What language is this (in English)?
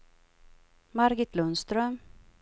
Swedish